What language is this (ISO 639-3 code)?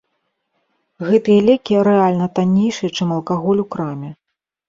bel